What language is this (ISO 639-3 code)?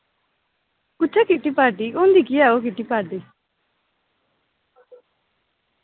doi